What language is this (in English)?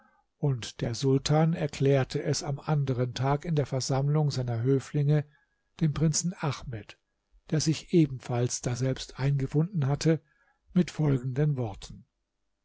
German